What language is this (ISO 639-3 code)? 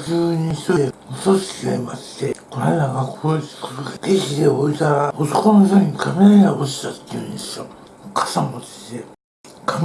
jpn